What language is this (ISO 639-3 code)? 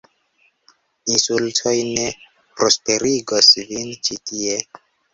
epo